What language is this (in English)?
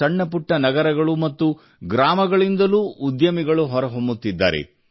Kannada